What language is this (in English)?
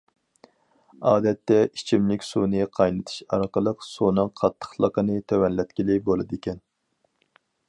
Uyghur